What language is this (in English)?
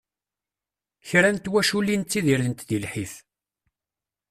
Kabyle